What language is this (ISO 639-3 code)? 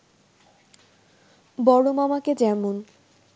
ben